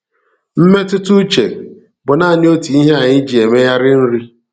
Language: Igbo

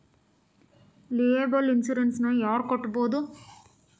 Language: Kannada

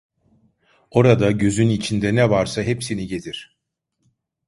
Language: Turkish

